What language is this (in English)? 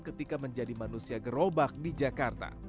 Indonesian